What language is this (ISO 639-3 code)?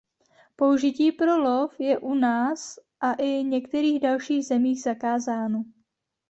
ces